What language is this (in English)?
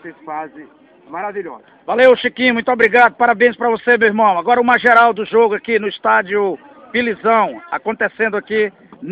Portuguese